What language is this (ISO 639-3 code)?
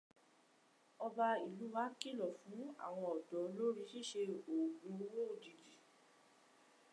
yor